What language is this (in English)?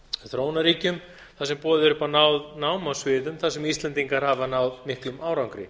Icelandic